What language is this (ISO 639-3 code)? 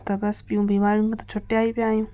snd